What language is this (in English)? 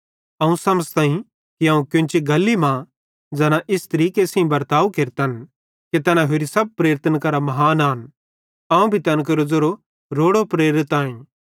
Bhadrawahi